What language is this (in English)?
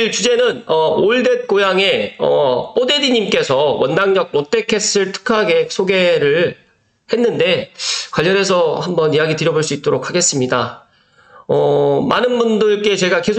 Korean